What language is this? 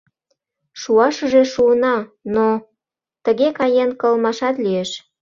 Mari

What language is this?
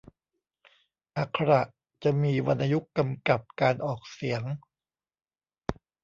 Thai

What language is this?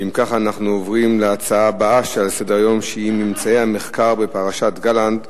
Hebrew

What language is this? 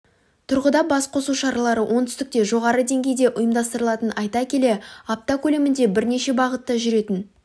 Kazakh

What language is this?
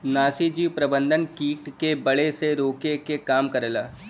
Bhojpuri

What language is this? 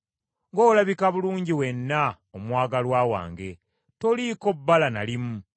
Ganda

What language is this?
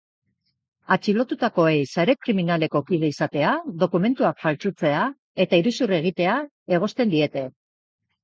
Basque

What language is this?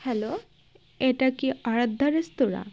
Bangla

